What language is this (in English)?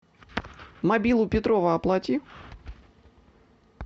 Russian